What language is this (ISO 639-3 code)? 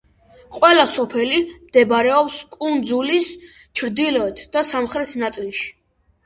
kat